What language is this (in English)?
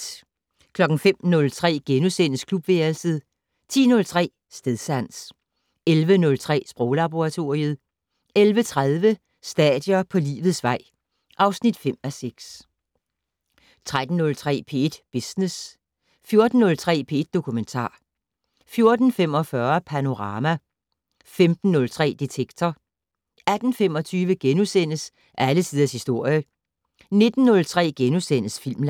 Danish